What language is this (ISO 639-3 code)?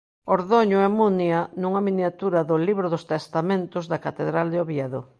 glg